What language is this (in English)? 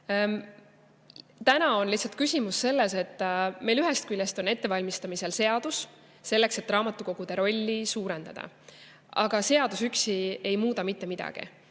Estonian